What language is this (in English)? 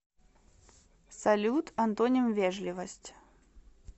Russian